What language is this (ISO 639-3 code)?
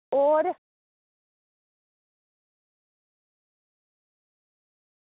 doi